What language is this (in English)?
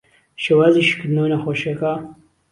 Central Kurdish